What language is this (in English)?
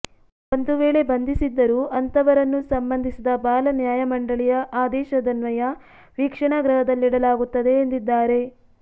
Kannada